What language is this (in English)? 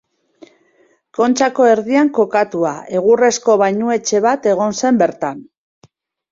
Basque